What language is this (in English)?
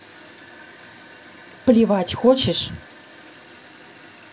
Russian